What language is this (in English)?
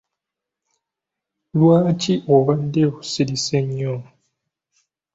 Ganda